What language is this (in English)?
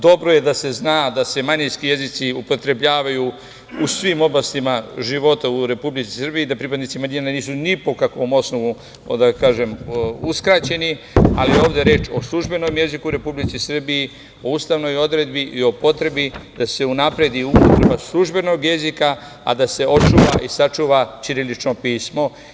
Serbian